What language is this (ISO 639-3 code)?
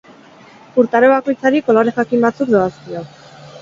eus